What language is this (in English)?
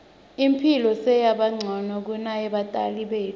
Swati